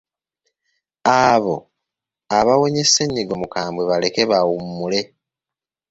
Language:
Ganda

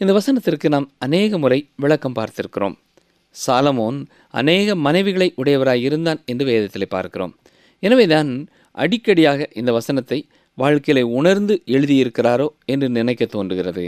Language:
Tamil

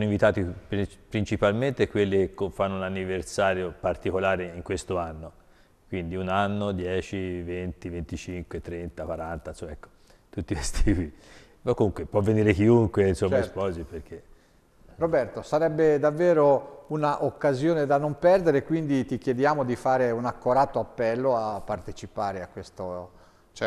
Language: Italian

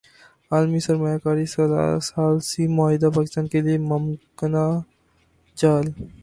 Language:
Urdu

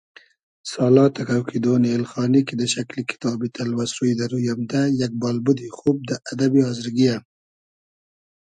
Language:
Hazaragi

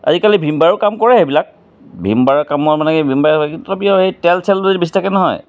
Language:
Assamese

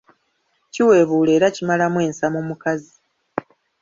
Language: Ganda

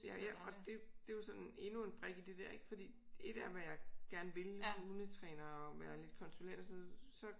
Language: Danish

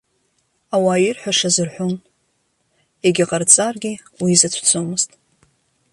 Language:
Abkhazian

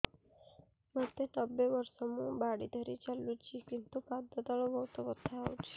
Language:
Odia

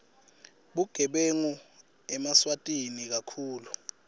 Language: Swati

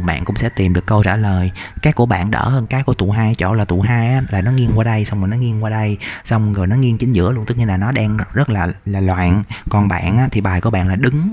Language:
Vietnamese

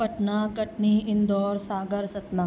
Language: Sindhi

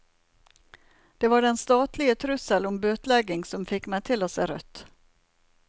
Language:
Norwegian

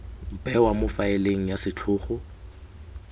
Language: Tswana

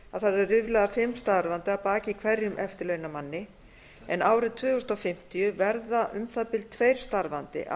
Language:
Icelandic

